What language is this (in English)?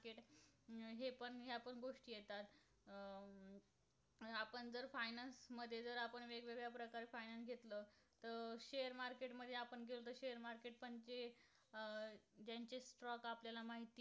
Marathi